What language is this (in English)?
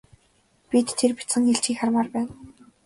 Mongolian